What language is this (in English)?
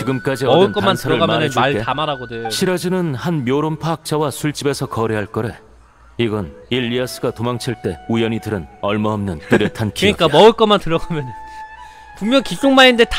Korean